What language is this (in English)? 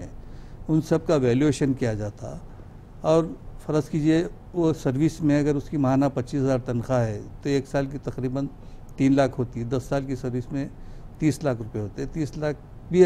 Hindi